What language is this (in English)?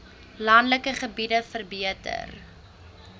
Afrikaans